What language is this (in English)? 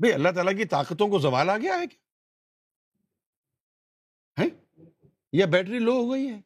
Urdu